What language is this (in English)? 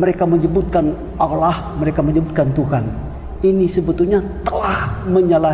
Indonesian